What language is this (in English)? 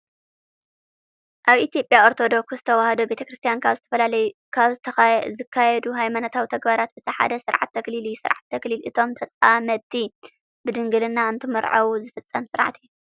Tigrinya